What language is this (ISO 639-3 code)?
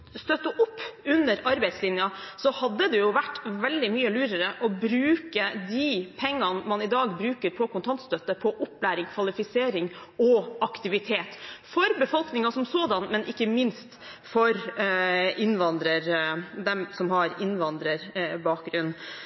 nob